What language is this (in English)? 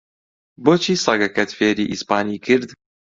Central Kurdish